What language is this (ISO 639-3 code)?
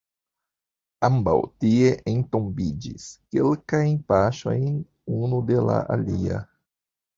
epo